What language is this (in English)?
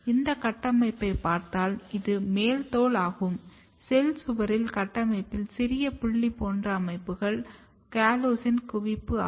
Tamil